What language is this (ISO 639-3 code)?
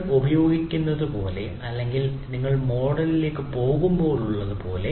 mal